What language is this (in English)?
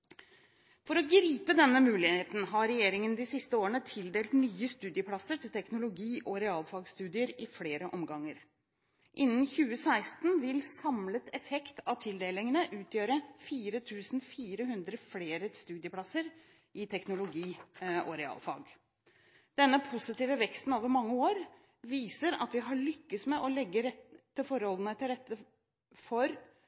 Norwegian Bokmål